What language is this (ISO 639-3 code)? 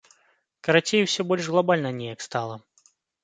bel